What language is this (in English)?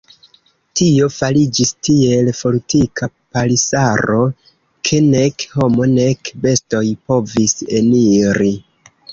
Esperanto